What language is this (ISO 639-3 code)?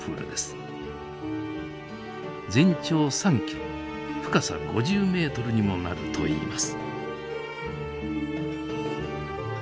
jpn